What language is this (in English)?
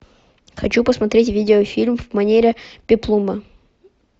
Russian